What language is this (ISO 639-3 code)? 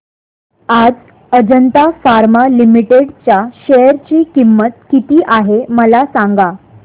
mar